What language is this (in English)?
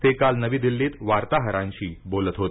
Marathi